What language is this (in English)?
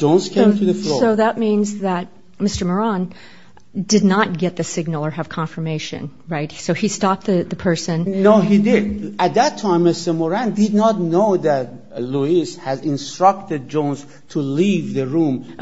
English